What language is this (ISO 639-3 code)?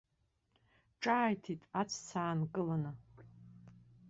abk